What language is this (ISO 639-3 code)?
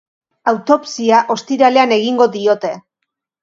eus